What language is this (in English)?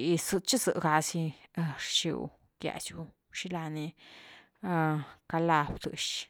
Güilá Zapotec